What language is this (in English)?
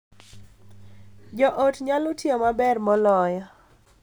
Luo (Kenya and Tanzania)